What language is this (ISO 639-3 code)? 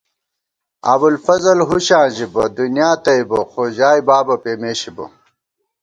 gwt